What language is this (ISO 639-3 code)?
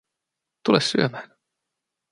fin